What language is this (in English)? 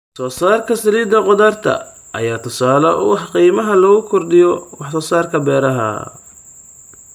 Somali